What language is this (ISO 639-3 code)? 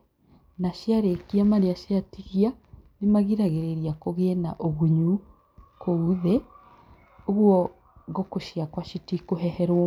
kik